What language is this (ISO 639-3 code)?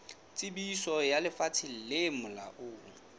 sot